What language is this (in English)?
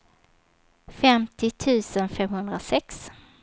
Swedish